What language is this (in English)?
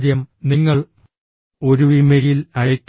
Malayalam